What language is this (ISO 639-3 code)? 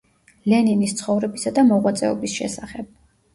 kat